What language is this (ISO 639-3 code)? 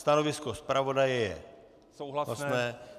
ces